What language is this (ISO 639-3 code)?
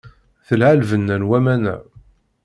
kab